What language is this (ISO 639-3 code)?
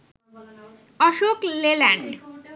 ben